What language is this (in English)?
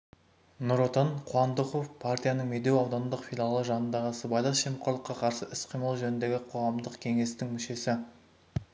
Kazakh